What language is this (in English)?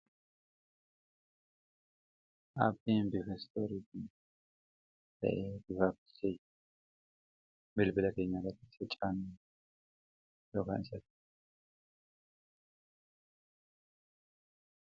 Oromo